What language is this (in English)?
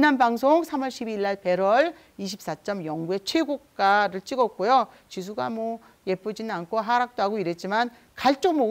Korean